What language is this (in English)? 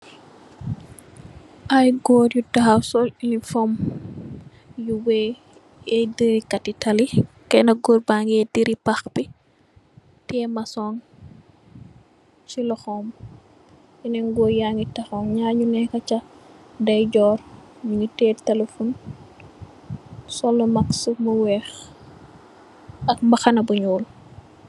Wolof